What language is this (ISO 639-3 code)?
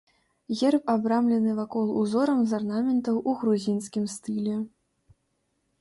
bel